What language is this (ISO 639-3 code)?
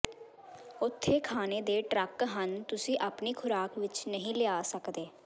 pan